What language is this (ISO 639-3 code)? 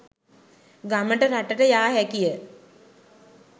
sin